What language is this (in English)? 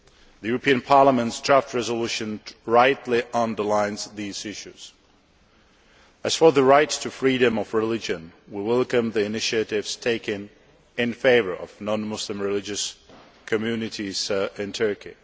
English